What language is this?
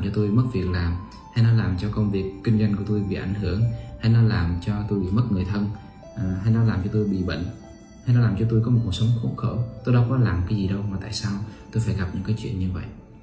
Vietnamese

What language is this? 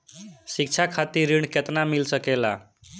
Bhojpuri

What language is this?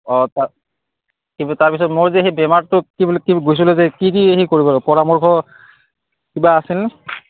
Assamese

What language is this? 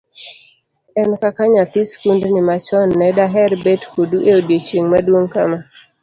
Luo (Kenya and Tanzania)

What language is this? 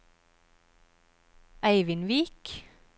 Norwegian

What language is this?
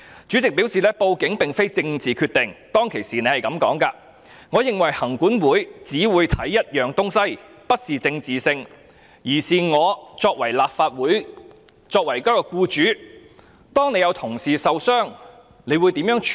Cantonese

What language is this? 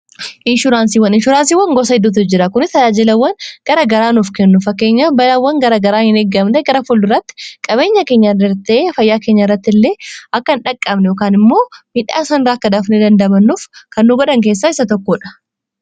Oromo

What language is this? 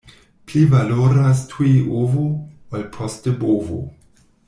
Esperanto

